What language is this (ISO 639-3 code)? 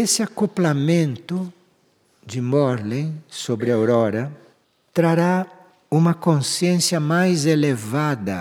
por